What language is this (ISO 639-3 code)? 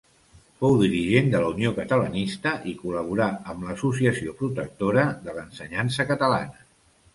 cat